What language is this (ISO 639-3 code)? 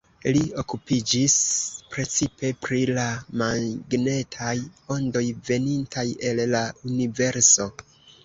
epo